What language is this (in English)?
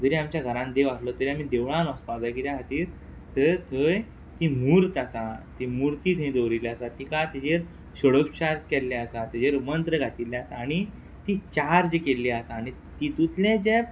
Konkani